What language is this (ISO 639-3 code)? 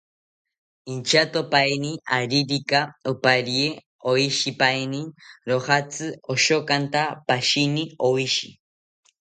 cpy